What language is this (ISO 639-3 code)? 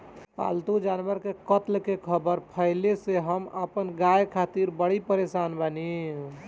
bho